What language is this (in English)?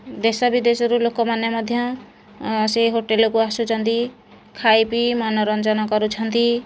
Odia